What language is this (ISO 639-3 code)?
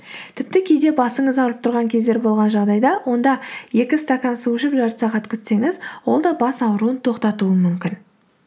kaz